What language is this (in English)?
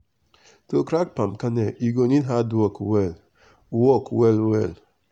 Nigerian Pidgin